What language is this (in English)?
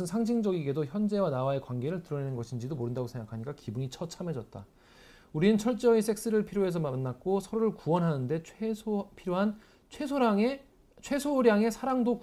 Korean